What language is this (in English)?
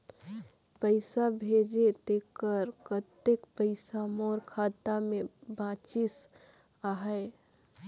Chhattisgarhi